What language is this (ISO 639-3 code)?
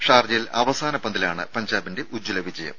mal